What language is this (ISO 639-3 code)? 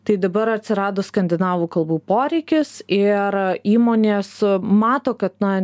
lit